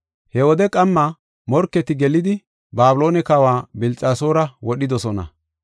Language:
Gofa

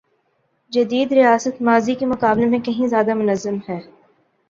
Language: Urdu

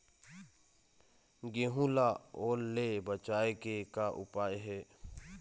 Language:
Chhattisgarhi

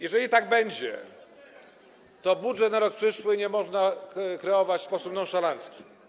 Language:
Polish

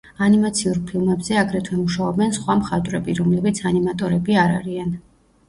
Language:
Georgian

